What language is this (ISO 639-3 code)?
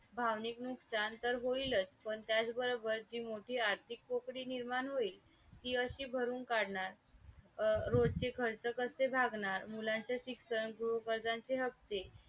mar